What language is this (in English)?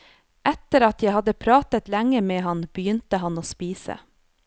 Norwegian